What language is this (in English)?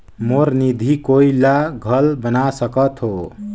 Chhattisgarhi